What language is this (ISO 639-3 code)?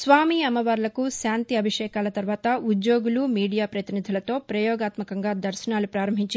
tel